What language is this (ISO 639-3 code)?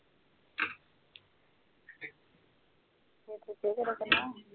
pan